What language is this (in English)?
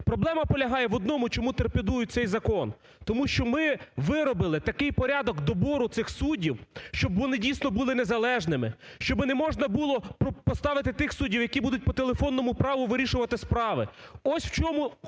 Ukrainian